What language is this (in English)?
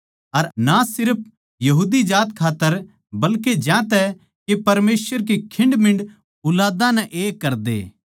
Haryanvi